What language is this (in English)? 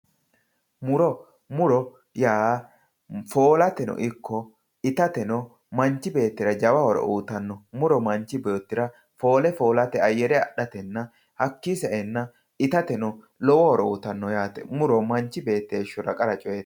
Sidamo